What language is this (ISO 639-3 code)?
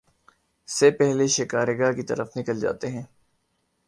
urd